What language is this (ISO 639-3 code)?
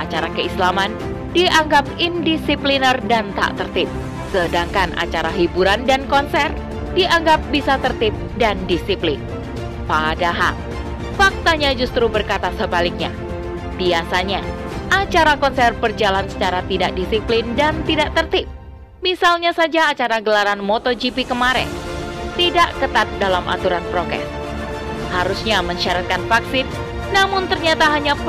ind